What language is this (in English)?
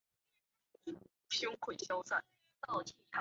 Chinese